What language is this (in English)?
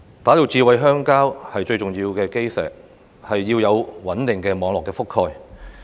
Cantonese